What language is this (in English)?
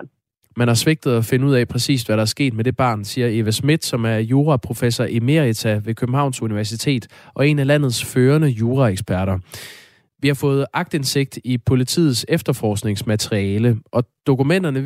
Danish